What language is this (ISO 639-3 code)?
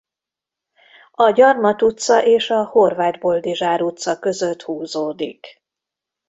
hun